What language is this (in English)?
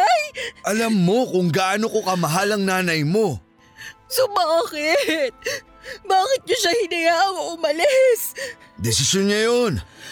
Filipino